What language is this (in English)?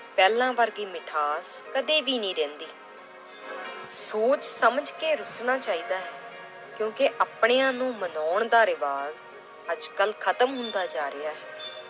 Punjabi